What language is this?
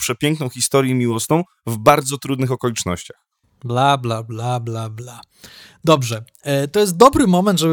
Polish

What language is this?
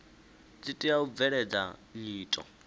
Venda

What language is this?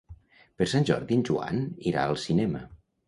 Catalan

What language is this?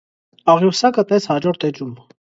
Armenian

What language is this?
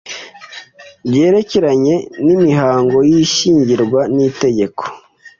Kinyarwanda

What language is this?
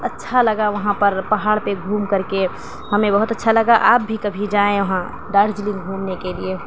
Urdu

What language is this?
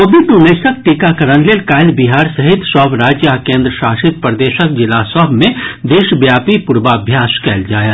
Maithili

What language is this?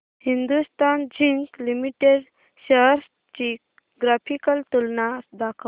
Marathi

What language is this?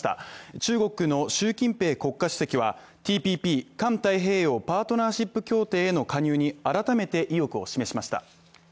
Japanese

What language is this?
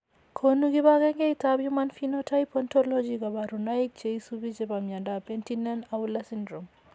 Kalenjin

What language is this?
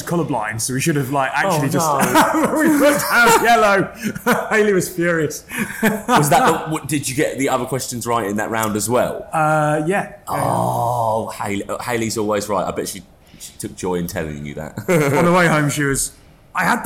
English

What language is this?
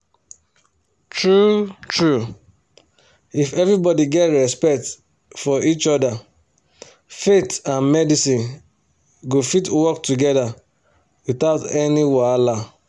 Nigerian Pidgin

